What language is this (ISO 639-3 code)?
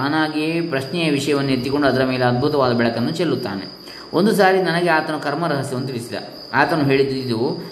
kan